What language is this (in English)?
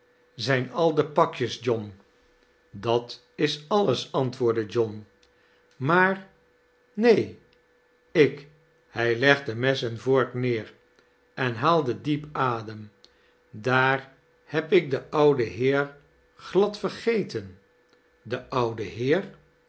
Dutch